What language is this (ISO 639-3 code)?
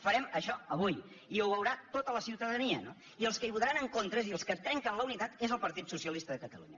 cat